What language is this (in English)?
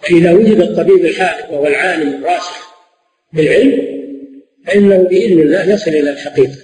Arabic